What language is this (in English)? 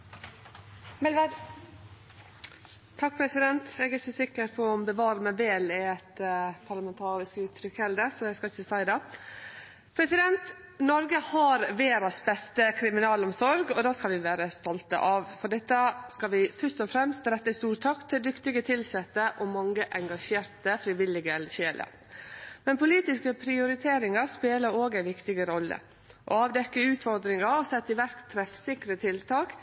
Norwegian